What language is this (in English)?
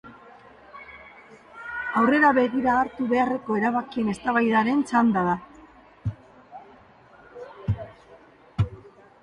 Basque